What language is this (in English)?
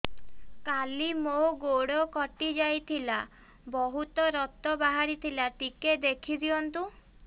Odia